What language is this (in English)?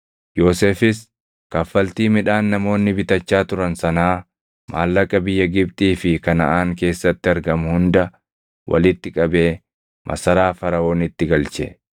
Oromo